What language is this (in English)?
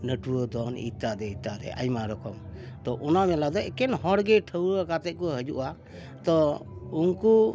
Santali